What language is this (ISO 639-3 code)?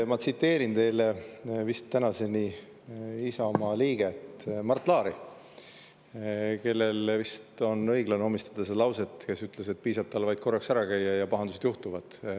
est